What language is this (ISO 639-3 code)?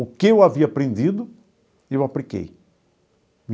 por